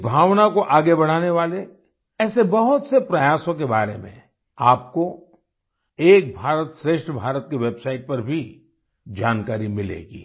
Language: Hindi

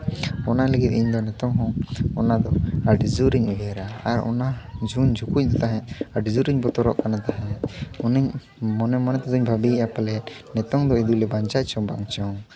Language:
Santali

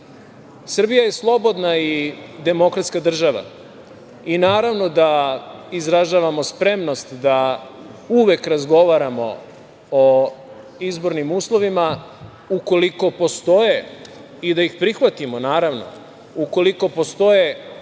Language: Serbian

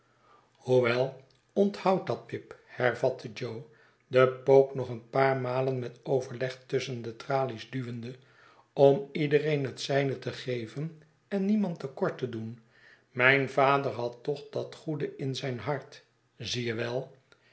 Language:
Dutch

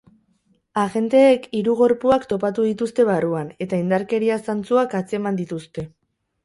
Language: Basque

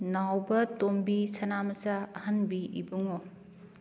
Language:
Manipuri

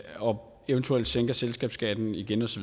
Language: Danish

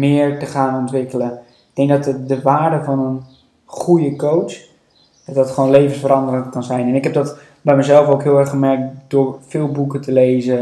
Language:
Dutch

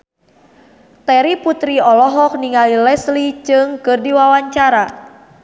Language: Sundanese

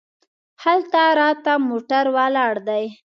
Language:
Pashto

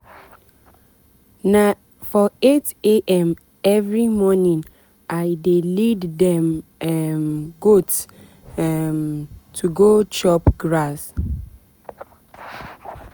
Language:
Nigerian Pidgin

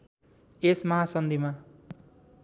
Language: Nepali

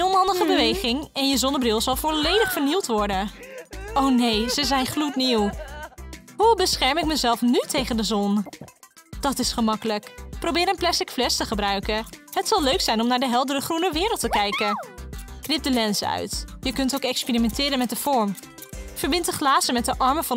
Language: Dutch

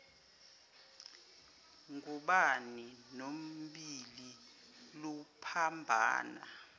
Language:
Zulu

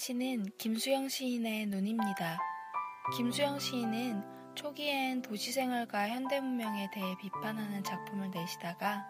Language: Korean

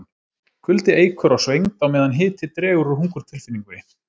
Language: Icelandic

